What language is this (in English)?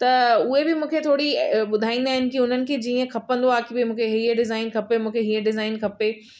Sindhi